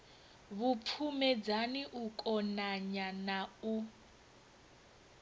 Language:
Venda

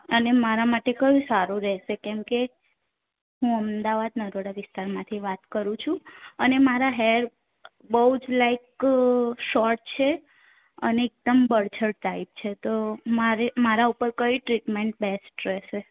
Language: Gujarati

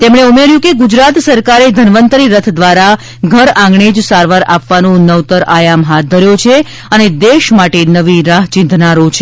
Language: Gujarati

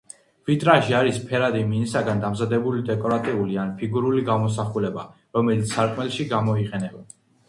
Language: Georgian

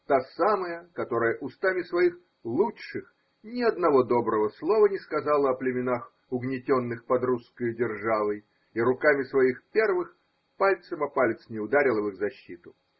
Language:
Russian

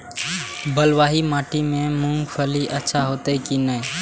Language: Maithili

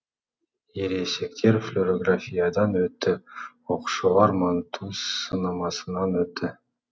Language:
Kazakh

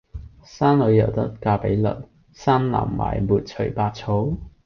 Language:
Cantonese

